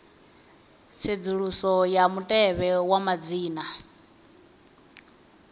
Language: Venda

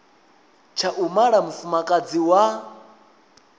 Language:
Venda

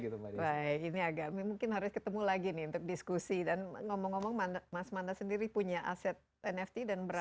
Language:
Indonesian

